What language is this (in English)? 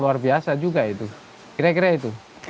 Indonesian